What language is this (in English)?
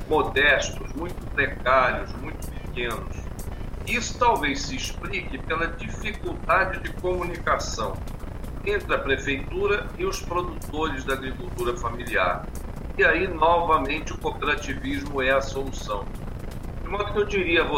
Portuguese